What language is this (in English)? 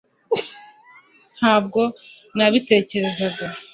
Kinyarwanda